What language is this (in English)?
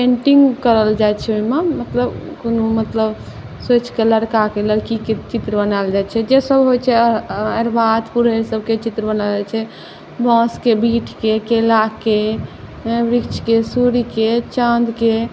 Maithili